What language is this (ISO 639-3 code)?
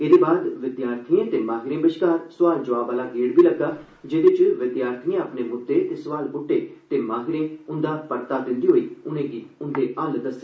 doi